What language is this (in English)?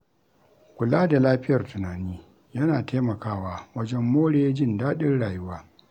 Hausa